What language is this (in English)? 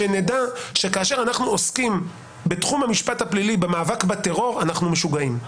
Hebrew